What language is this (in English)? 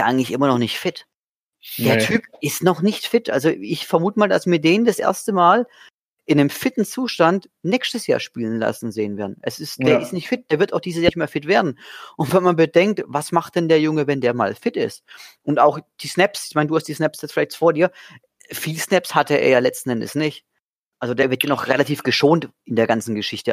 German